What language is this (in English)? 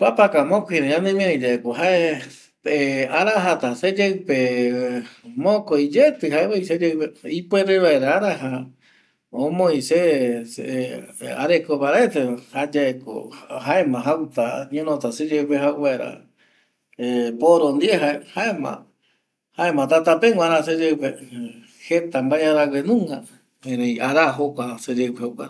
Eastern Bolivian Guaraní